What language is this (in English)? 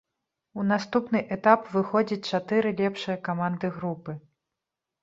Belarusian